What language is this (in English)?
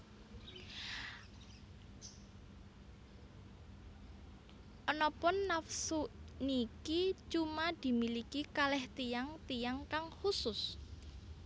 Javanese